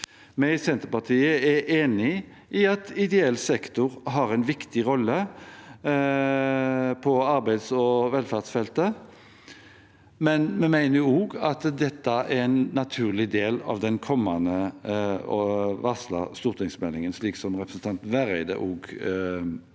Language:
Norwegian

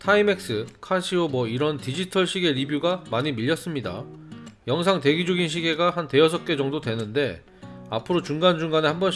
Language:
Korean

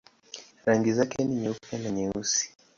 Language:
Swahili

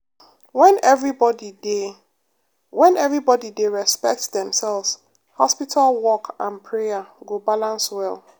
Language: Nigerian Pidgin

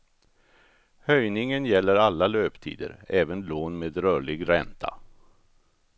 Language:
Swedish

